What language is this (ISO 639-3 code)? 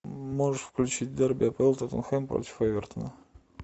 rus